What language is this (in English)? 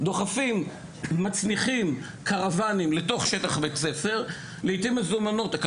Hebrew